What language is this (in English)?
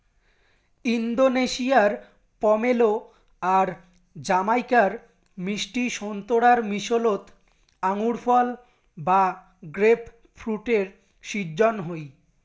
Bangla